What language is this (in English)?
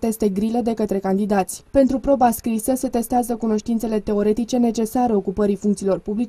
Romanian